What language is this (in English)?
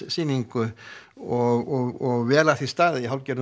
Icelandic